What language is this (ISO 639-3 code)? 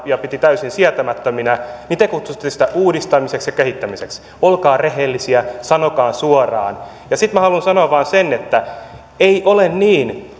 fin